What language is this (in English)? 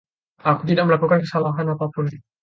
Indonesian